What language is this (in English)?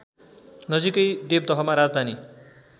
Nepali